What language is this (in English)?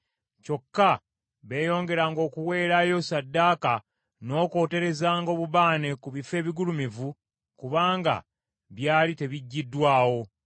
Ganda